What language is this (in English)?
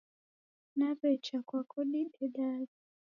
Taita